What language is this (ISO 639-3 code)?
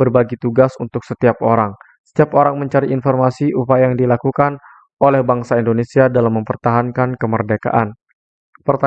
ind